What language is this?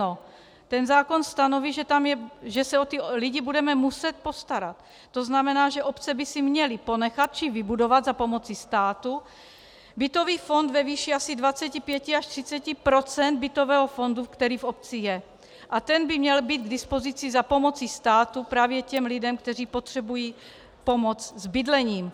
Czech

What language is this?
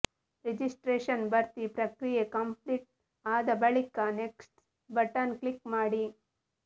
Kannada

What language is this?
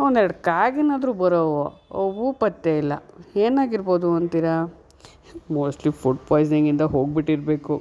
Kannada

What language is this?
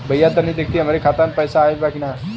Bhojpuri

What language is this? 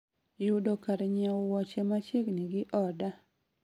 Luo (Kenya and Tanzania)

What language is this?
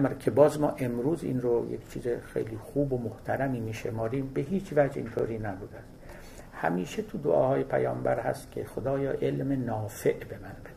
Persian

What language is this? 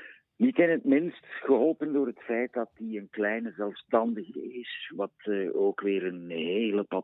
Dutch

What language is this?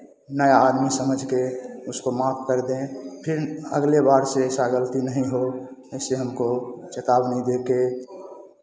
Hindi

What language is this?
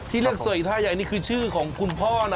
Thai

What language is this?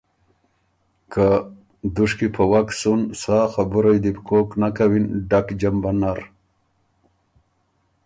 Ormuri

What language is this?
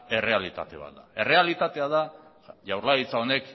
Basque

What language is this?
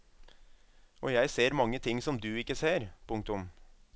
Norwegian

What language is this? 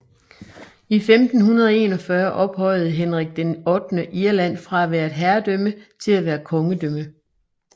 Danish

